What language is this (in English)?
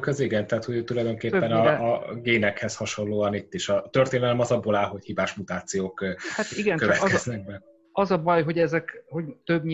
Hungarian